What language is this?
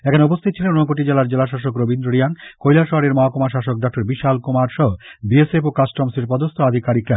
Bangla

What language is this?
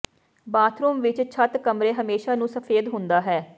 Punjabi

